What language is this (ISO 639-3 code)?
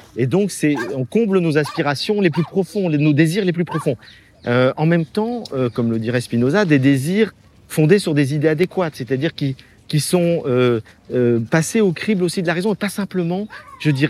fra